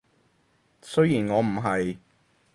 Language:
Cantonese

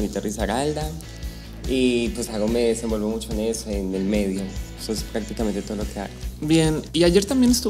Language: Spanish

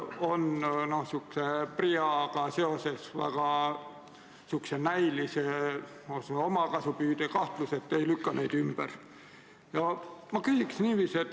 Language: Estonian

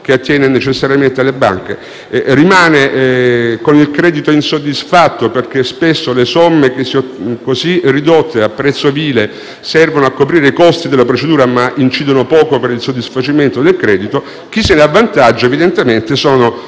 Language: Italian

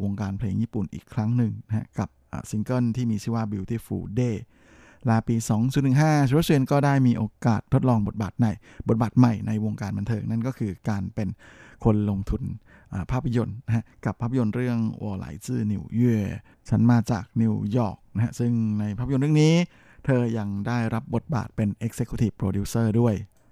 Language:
Thai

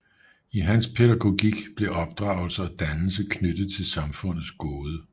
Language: Danish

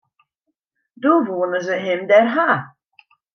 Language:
Western Frisian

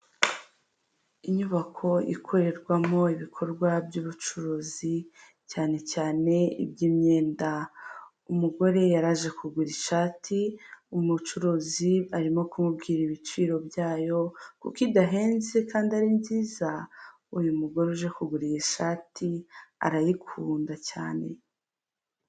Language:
Kinyarwanda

